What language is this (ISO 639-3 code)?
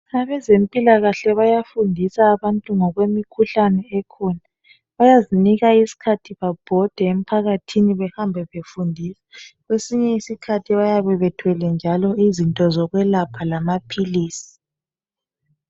nde